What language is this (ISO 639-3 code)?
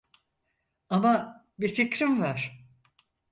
tur